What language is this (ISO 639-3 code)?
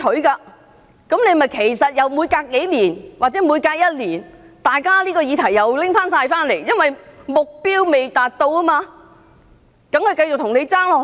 yue